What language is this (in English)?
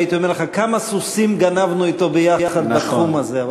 Hebrew